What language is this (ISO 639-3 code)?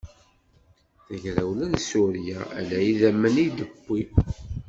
kab